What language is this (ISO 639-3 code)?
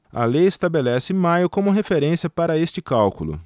por